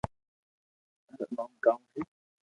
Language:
Loarki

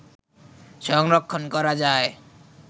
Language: Bangla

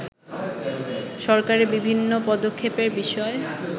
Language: Bangla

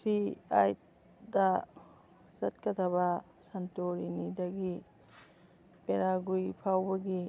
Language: Manipuri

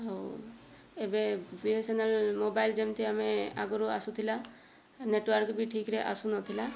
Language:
Odia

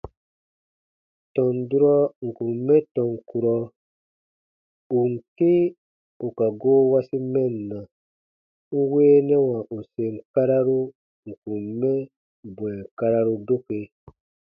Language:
Baatonum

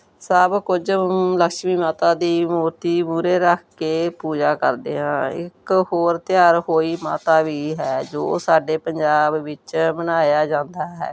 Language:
Punjabi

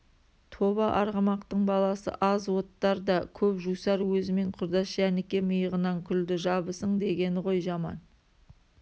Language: Kazakh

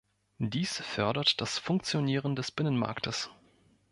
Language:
German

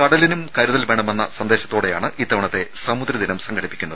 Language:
Malayalam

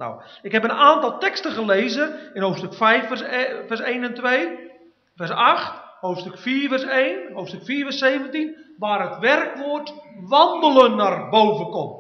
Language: Dutch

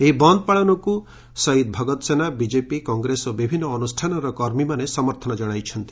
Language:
Odia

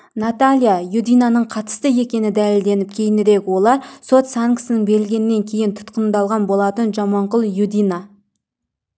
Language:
Kazakh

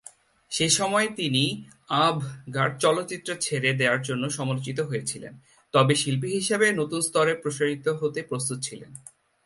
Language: Bangla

